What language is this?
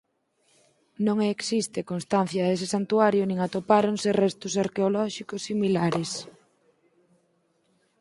Galician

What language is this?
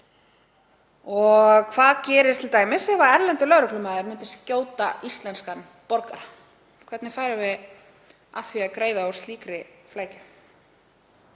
Icelandic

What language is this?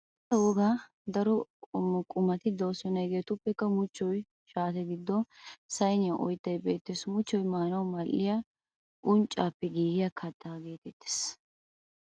Wolaytta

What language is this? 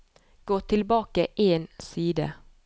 Norwegian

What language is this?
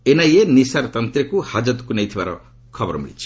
Odia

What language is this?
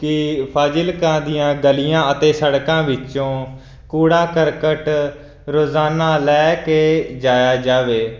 Punjabi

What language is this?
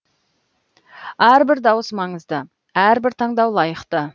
Kazakh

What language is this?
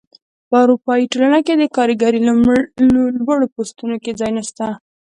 Pashto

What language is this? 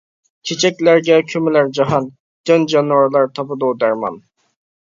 Uyghur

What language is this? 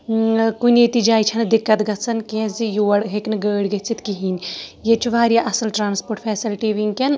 Kashmiri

